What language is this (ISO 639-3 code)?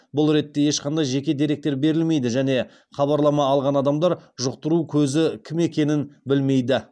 kaz